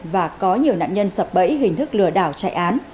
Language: Vietnamese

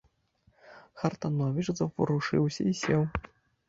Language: Belarusian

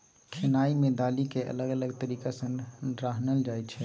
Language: Maithili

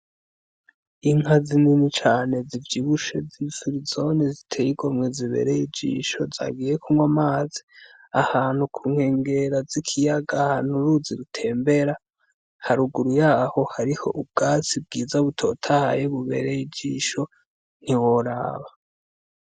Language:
Rundi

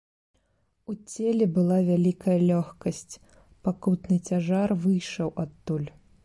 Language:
Belarusian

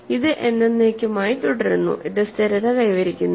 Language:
Malayalam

